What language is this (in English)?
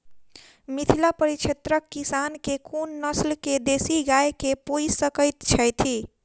Maithili